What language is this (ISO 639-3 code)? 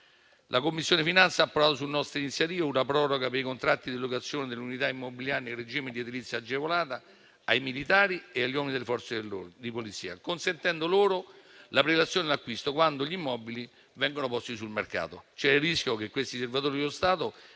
ita